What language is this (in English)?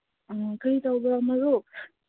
Manipuri